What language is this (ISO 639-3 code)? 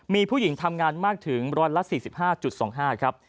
tha